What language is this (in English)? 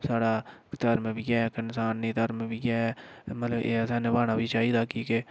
Dogri